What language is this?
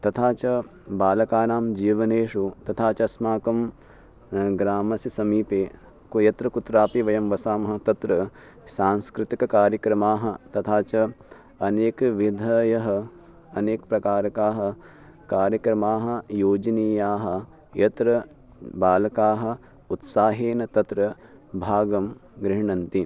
Sanskrit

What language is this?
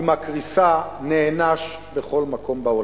Hebrew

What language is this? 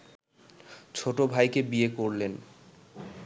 Bangla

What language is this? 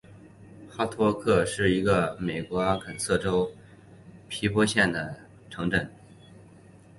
Chinese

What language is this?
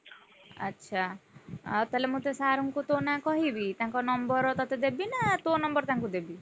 Odia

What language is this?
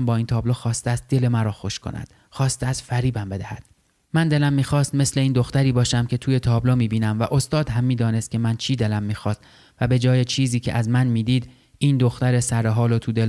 Persian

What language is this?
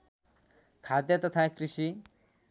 Nepali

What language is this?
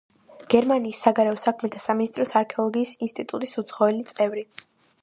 Georgian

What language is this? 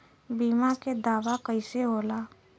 Bhojpuri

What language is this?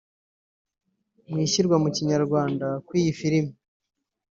Kinyarwanda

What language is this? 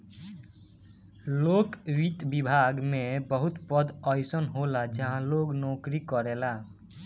Bhojpuri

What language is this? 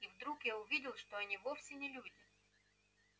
Russian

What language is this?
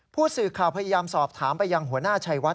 Thai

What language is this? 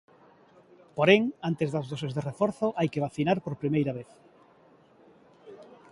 Galician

